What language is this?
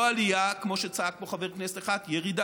Hebrew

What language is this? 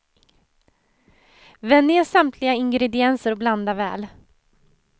Swedish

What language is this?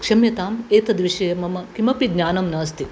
Sanskrit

